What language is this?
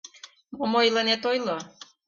Mari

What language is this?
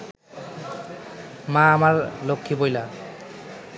Bangla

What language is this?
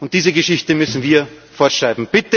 German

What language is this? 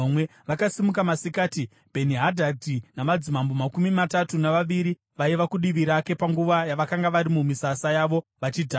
Shona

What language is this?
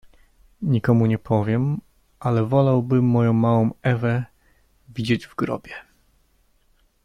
Polish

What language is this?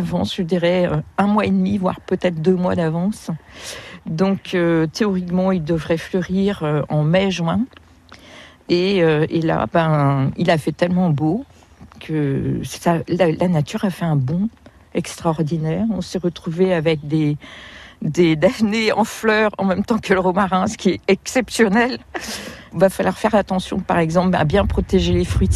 French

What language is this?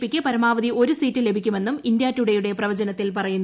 Malayalam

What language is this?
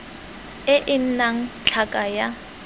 Tswana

